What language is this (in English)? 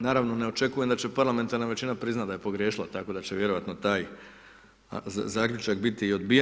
Croatian